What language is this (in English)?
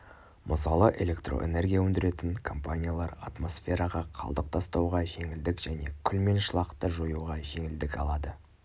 Kazakh